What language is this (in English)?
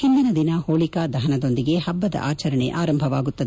Kannada